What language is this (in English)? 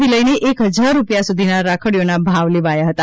Gujarati